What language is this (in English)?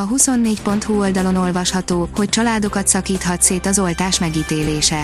Hungarian